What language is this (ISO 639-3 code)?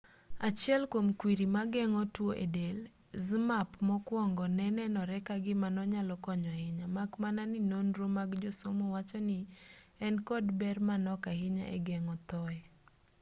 luo